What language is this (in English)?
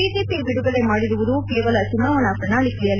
Kannada